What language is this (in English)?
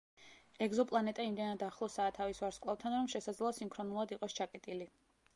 Georgian